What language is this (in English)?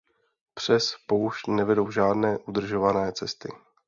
Czech